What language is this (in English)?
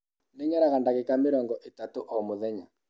Kikuyu